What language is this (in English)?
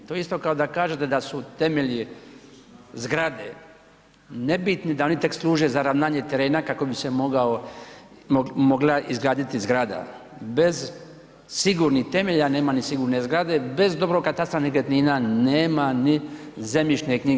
Croatian